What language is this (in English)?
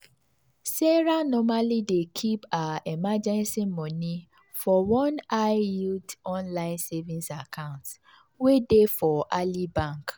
Nigerian Pidgin